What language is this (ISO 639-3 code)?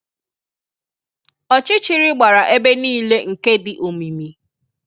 ibo